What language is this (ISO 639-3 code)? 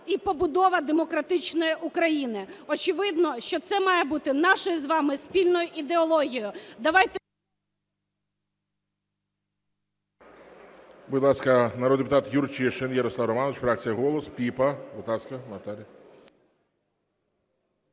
ukr